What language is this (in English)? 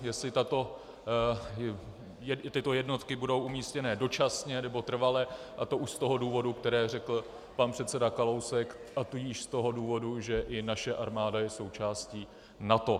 Czech